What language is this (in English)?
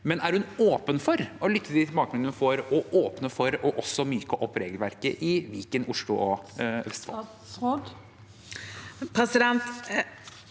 Norwegian